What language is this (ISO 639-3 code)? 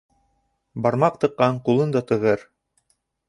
bak